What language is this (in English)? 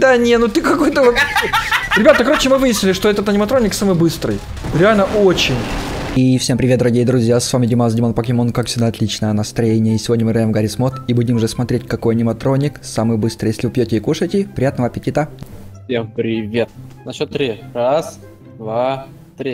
Russian